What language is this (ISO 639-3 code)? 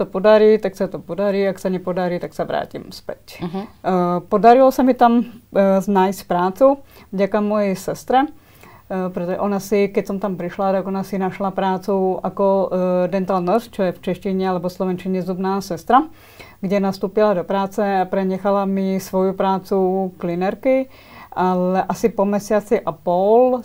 ces